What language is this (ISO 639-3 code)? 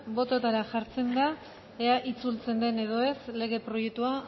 eus